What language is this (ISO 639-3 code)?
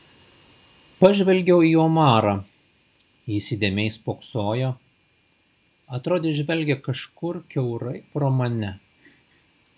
lit